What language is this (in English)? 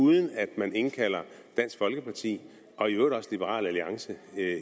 Danish